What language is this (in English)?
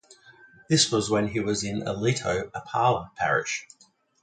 English